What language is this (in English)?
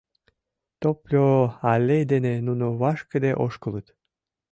Mari